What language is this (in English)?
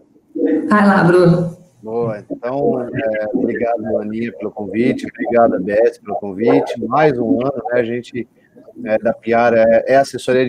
Portuguese